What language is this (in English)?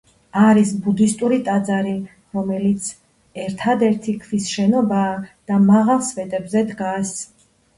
Georgian